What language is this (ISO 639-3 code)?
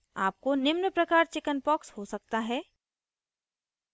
hin